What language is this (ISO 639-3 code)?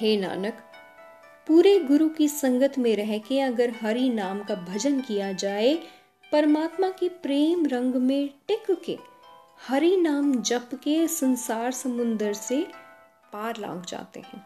hin